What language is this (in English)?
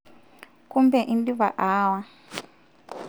Masai